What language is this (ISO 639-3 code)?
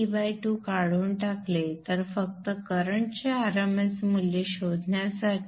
mar